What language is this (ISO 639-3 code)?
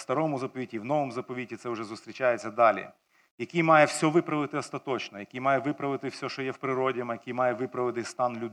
ukr